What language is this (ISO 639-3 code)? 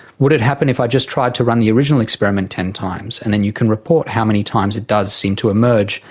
eng